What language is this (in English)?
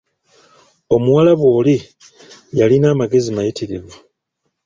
Ganda